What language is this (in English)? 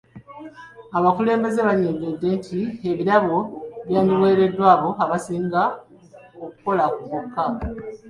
Ganda